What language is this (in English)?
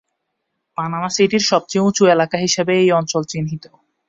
Bangla